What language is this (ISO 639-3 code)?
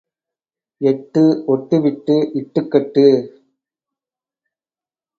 tam